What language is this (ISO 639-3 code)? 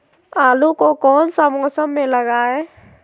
mag